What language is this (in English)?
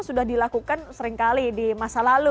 Indonesian